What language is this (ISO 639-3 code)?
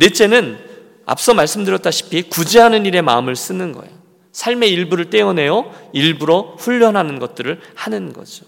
kor